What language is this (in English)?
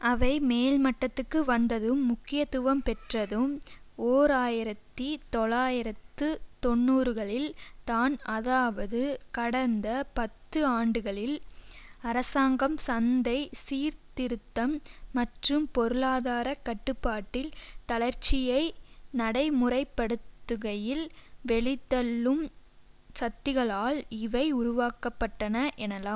Tamil